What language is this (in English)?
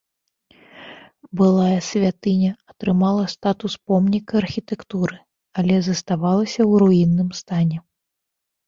Belarusian